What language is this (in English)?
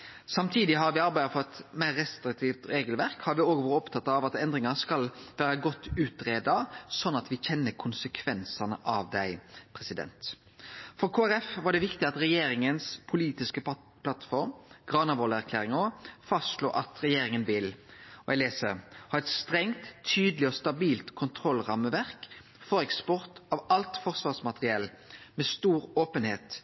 Norwegian Nynorsk